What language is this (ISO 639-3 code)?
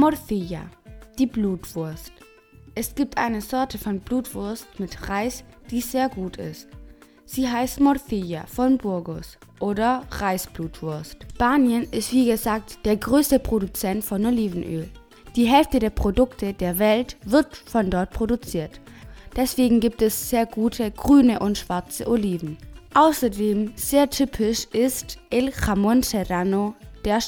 deu